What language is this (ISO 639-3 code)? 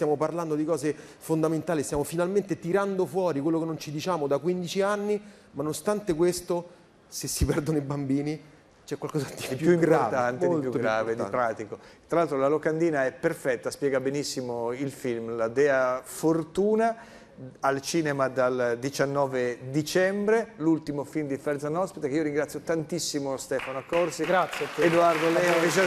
ita